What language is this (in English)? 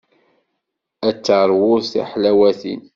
Kabyle